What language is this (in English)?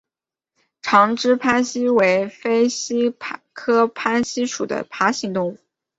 Chinese